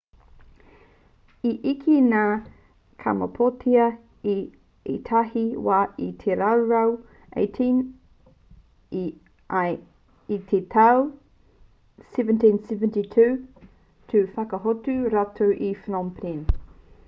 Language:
Māori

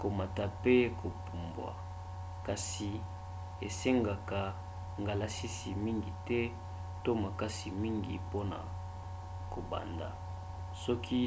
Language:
Lingala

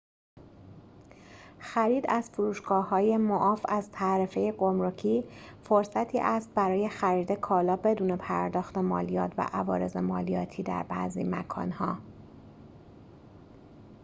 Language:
Persian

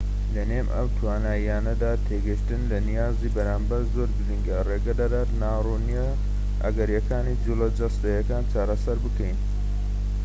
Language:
Central Kurdish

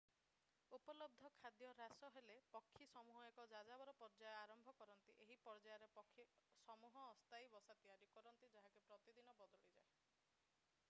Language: Odia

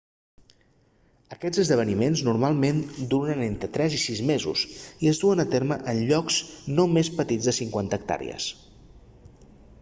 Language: Catalan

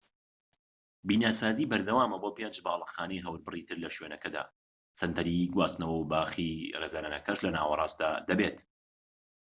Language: Central Kurdish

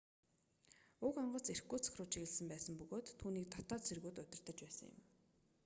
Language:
Mongolian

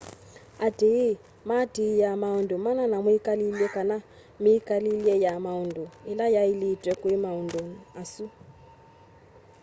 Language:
Kamba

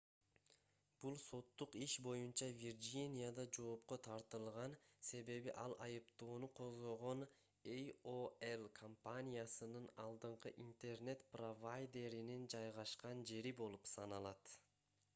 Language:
Kyrgyz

